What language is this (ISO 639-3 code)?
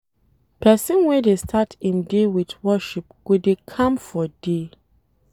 pcm